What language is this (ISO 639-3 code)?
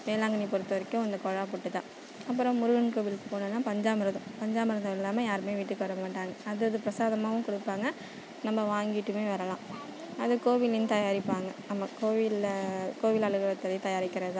tam